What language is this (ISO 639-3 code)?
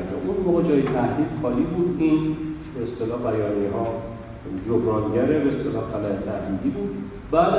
fas